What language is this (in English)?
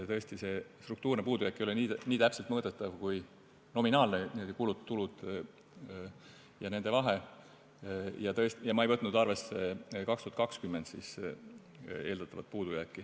Estonian